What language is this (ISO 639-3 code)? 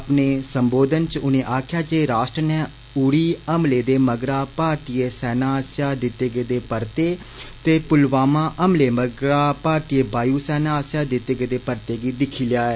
doi